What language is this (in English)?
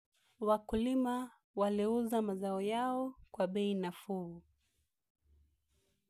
Luo (Kenya and Tanzania)